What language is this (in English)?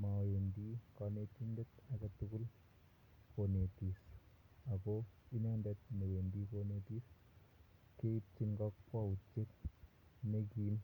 Kalenjin